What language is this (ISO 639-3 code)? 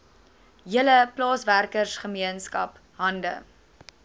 afr